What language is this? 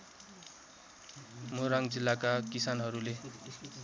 Nepali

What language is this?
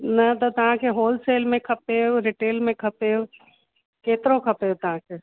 Sindhi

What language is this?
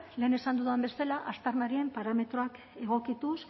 Basque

